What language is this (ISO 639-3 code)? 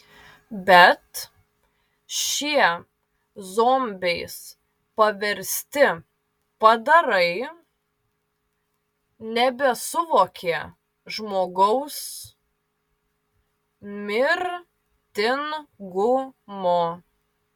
lit